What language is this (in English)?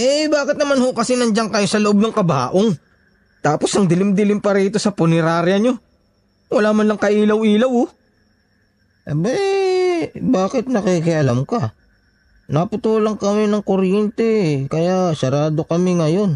Filipino